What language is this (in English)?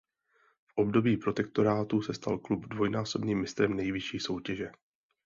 Czech